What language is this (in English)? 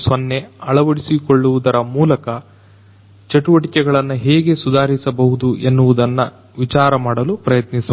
Kannada